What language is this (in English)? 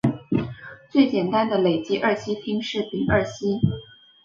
Chinese